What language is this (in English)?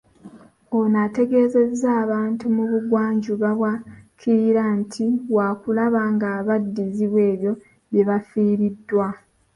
Ganda